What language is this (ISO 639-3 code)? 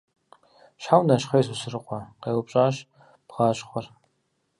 kbd